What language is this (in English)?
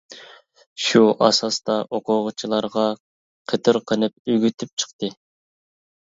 Uyghur